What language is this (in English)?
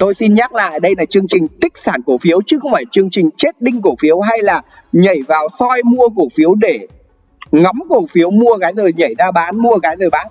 Vietnamese